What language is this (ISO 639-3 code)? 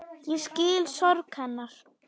isl